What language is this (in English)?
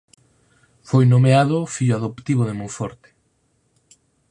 Galician